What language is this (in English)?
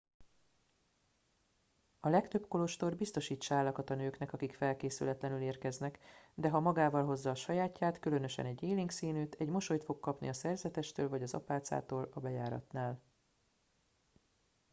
Hungarian